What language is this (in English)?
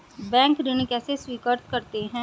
Hindi